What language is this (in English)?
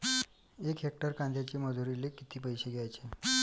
Marathi